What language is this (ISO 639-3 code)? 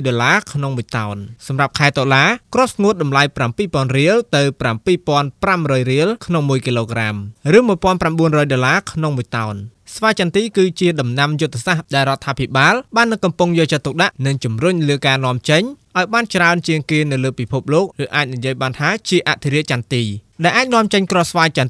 tha